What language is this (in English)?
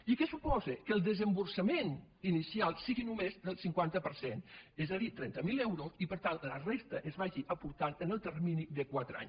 Catalan